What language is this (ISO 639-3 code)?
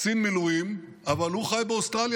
heb